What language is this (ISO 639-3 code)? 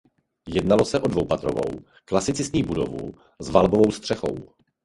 ces